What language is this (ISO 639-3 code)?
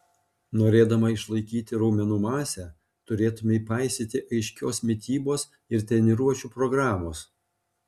lit